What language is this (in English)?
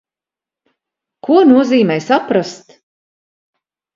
Latvian